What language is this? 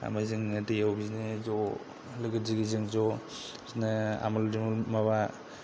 Bodo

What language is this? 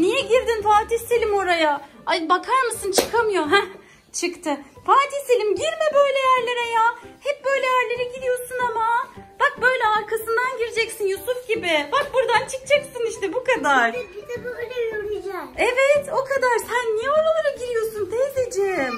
Turkish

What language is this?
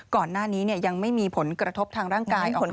Thai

